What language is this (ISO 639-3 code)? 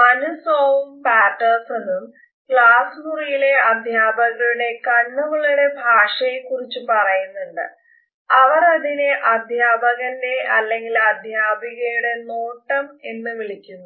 mal